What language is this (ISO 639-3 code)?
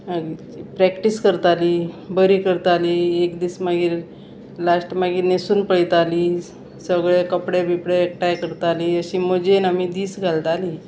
kok